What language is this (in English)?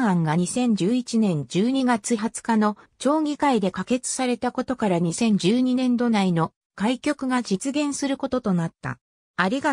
Japanese